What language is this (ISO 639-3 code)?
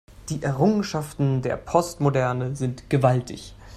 deu